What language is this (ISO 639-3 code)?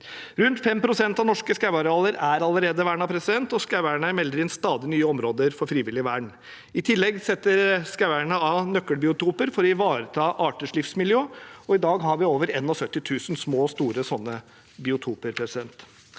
nor